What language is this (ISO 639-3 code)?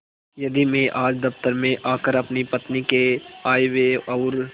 hin